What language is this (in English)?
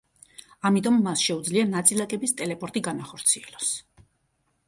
Georgian